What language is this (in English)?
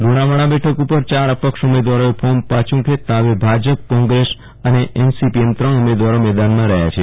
Gujarati